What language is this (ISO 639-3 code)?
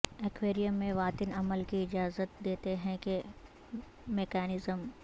urd